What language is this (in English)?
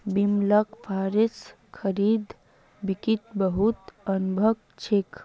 Magahi